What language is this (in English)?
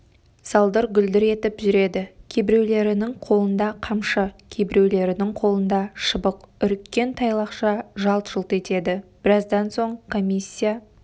Kazakh